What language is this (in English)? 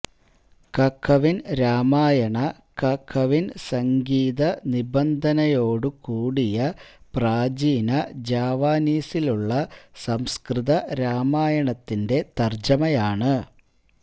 Malayalam